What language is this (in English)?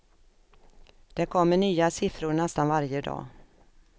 Swedish